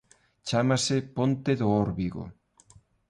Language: Galician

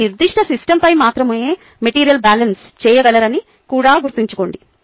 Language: Telugu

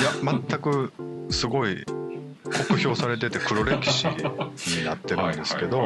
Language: Japanese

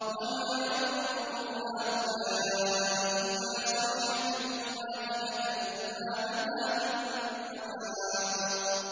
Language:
Arabic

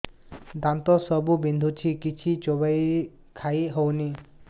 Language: Odia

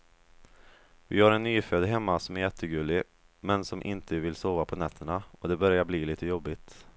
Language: Swedish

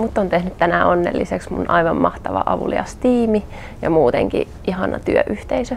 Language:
Finnish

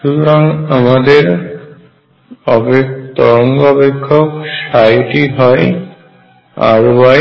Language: Bangla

